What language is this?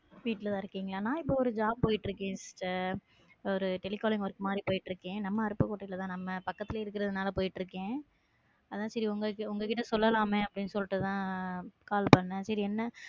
Tamil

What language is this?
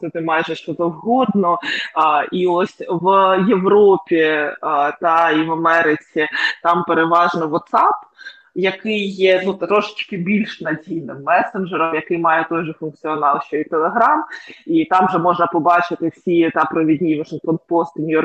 Ukrainian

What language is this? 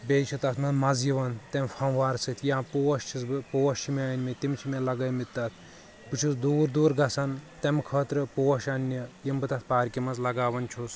Kashmiri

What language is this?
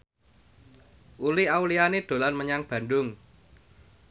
Javanese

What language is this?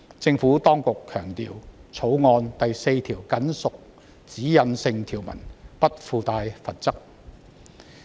Cantonese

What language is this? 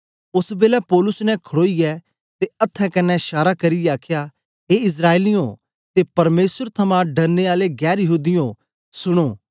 Dogri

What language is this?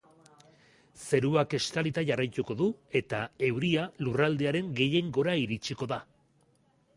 Basque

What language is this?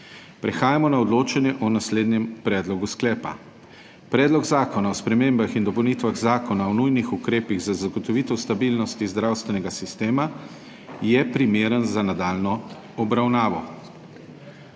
Slovenian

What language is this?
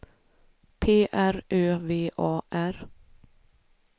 Swedish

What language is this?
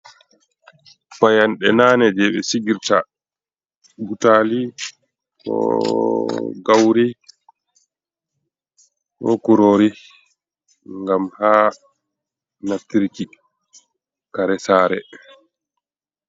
Fula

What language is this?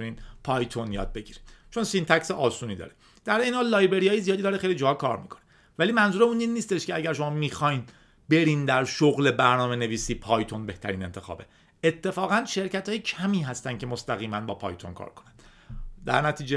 Persian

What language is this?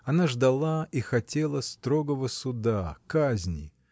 Russian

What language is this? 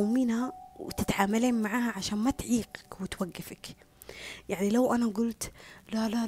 Arabic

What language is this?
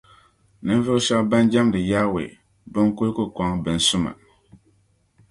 Dagbani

